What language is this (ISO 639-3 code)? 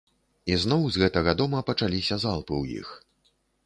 bel